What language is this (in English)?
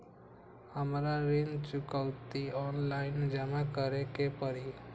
Magahi